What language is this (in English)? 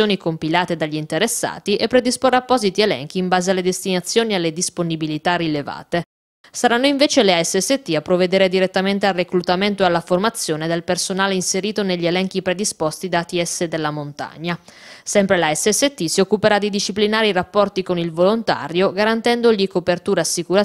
Italian